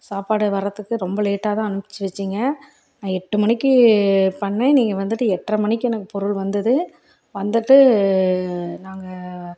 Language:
Tamil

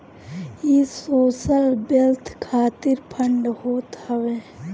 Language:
Bhojpuri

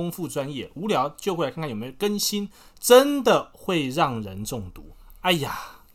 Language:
Chinese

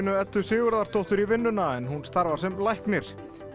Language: Icelandic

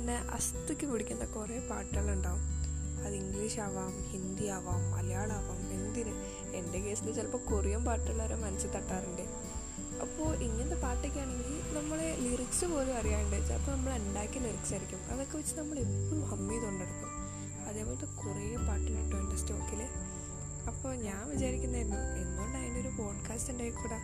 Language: Malayalam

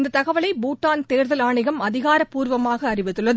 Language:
Tamil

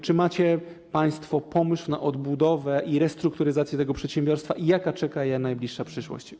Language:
Polish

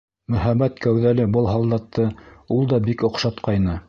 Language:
Bashkir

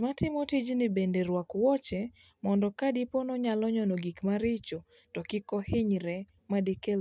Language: Luo (Kenya and Tanzania)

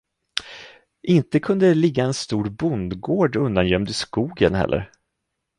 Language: Swedish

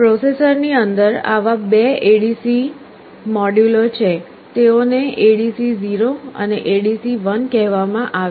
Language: Gujarati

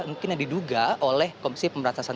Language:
Indonesian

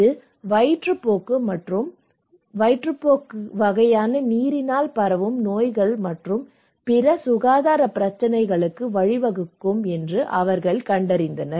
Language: Tamil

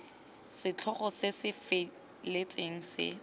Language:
Tswana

